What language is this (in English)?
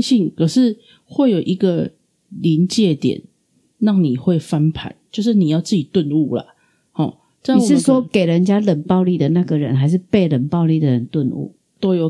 Chinese